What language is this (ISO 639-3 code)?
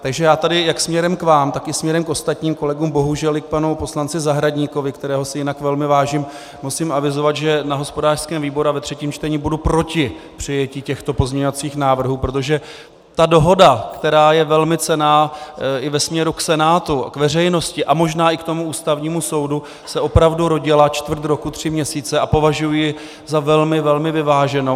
ces